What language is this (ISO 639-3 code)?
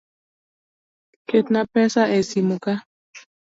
luo